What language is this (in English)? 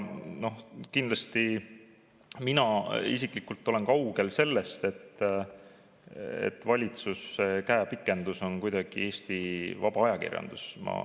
Estonian